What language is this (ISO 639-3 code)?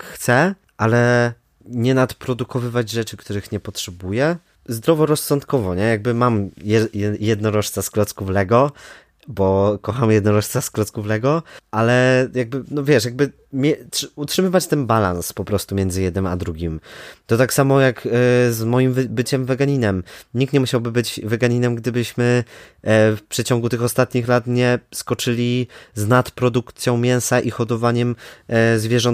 pol